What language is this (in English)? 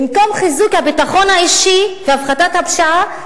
Hebrew